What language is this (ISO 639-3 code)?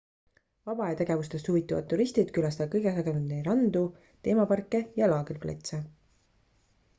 est